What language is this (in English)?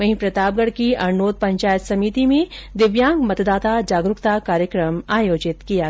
Hindi